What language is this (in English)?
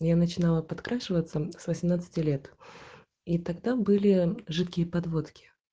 Russian